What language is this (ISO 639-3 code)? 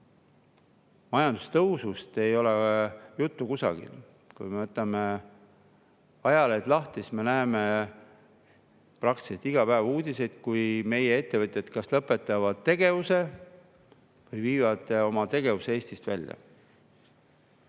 est